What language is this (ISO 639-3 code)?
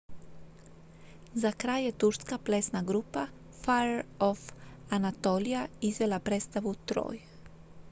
hrv